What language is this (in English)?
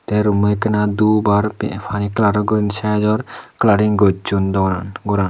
Chakma